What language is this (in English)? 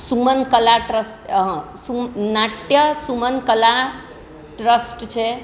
Gujarati